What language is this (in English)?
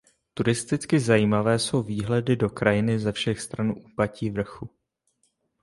Czech